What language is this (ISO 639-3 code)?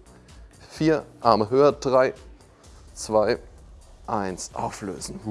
deu